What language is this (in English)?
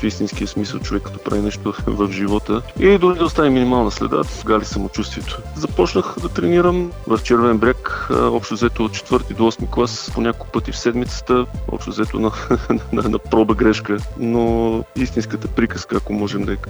Bulgarian